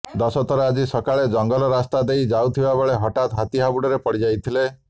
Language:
Odia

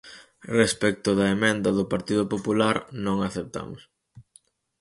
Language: Galician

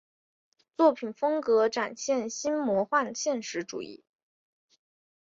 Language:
Chinese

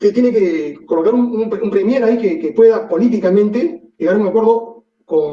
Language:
Spanish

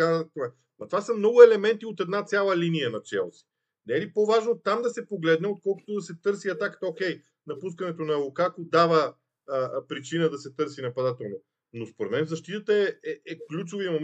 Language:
Bulgarian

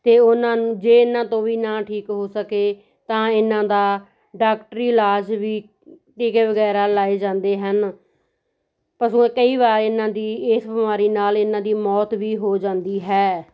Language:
Punjabi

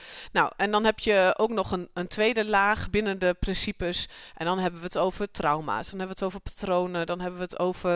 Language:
Dutch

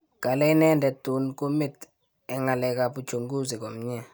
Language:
Kalenjin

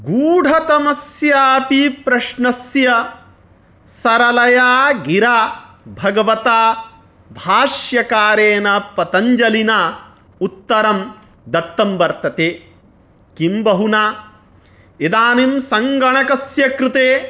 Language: Sanskrit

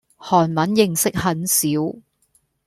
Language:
Cantonese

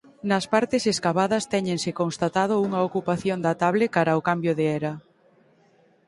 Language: Galician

